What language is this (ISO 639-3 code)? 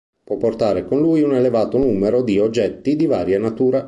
ita